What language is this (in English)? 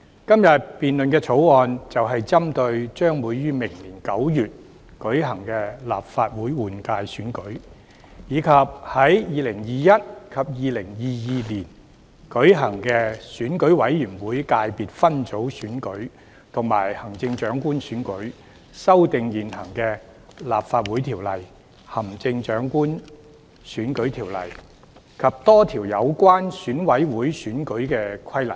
Cantonese